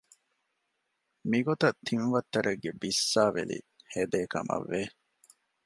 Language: Divehi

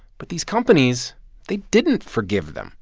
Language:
English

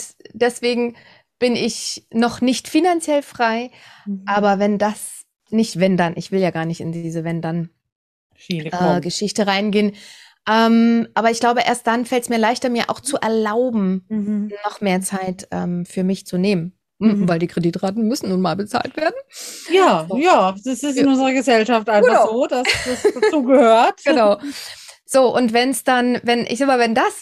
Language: German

